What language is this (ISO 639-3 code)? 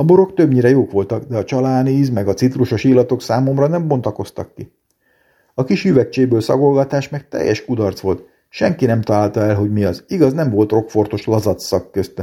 hun